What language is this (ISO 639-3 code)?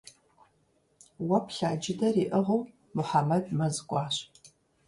kbd